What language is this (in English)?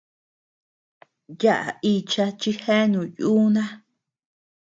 Tepeuxila Cuicatec